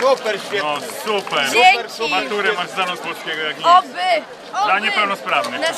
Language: Polish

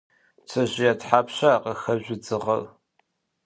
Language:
Adyghe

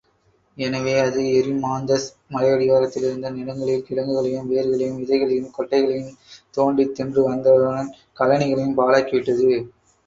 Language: Tamil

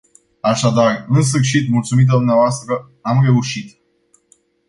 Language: Romanian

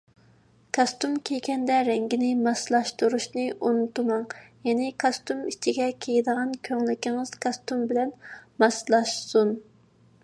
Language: Uyghur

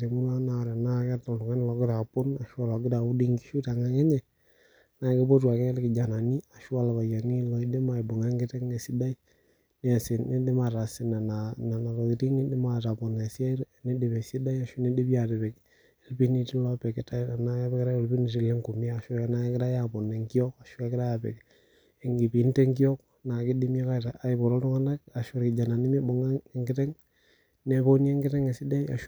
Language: Masai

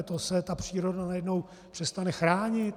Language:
Czech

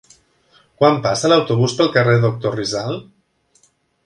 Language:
Catalan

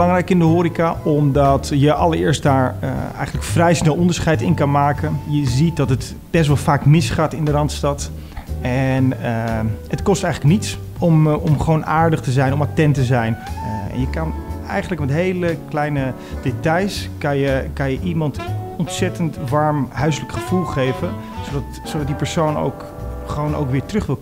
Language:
Dutch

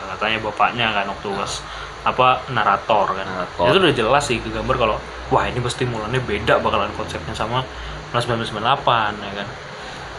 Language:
Indonesian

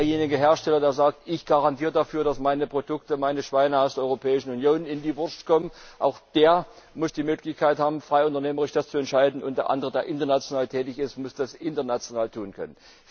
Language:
German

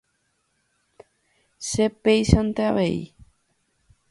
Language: Guarani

